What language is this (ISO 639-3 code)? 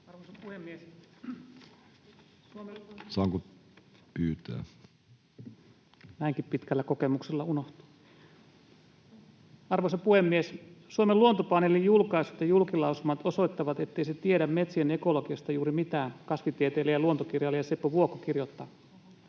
fin